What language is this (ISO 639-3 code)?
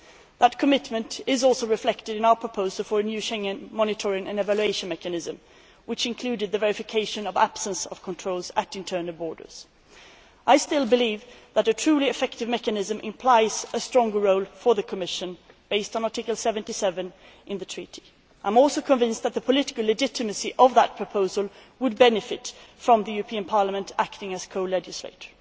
eng